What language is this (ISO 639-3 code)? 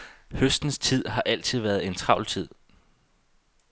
dan